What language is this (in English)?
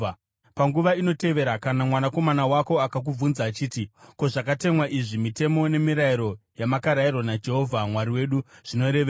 Shona